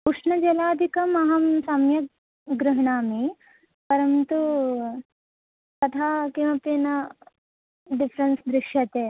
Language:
Sanskrit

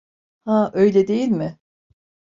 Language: Turkish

